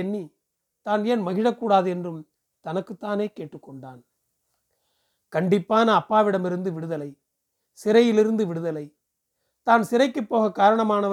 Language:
Tamil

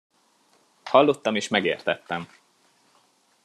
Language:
Hungarian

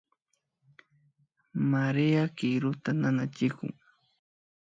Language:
Imbabura Highland Quichua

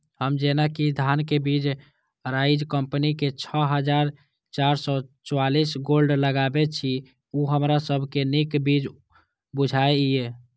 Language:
Maithili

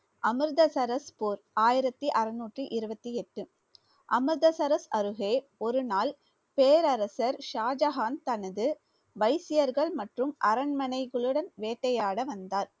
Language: Tamil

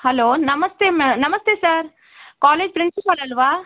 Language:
Kannada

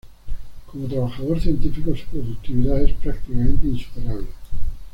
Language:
Spanish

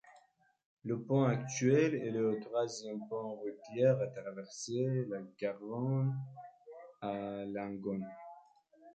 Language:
French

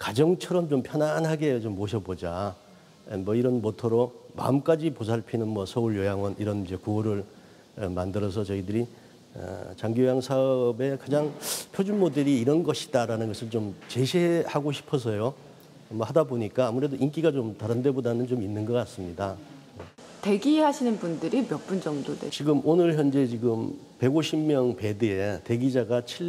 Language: Korean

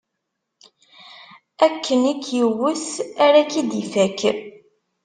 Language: Kabyle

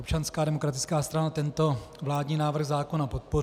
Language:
Czech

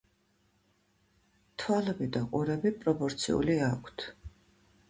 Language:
Georgian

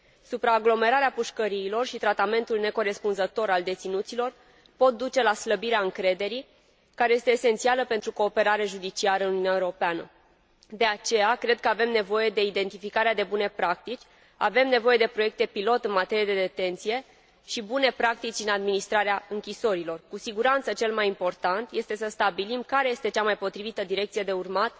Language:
Romanian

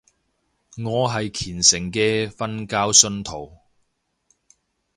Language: Cantonese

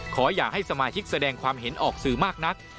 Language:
Thai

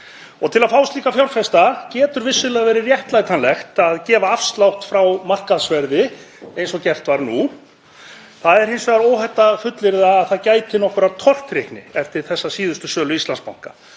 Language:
Icelandic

